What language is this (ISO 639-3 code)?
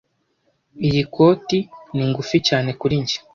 kin